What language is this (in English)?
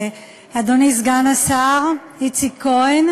Hebrew